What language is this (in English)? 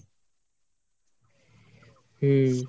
Bangla